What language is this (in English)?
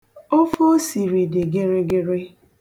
Igbo